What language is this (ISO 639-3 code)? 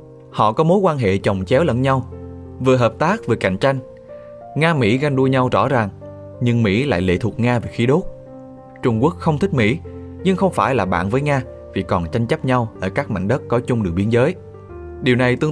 vie